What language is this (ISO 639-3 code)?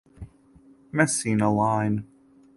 eng